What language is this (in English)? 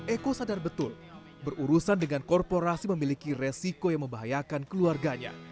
Indonesian